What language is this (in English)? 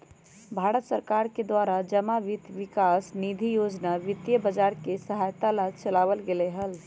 Magahi